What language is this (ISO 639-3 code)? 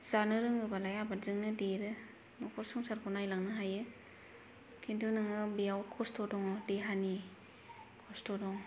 brx